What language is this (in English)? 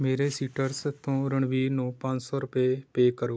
Punjabi